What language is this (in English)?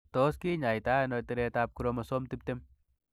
Kalenjin